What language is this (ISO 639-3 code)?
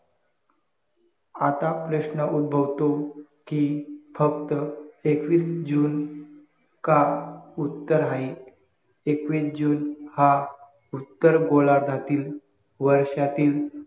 mar